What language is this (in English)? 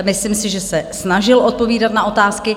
Czech